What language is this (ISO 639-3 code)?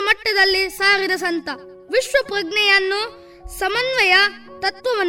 kan